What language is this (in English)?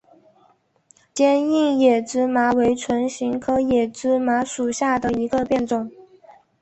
Chinese